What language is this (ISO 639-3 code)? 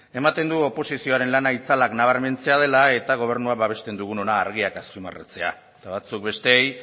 eus